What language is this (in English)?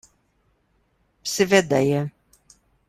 Slovenian